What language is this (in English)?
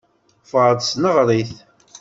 Kabyle